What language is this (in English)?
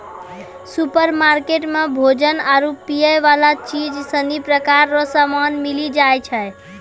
Maithili